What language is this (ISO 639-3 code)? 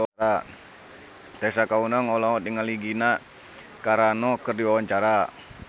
sun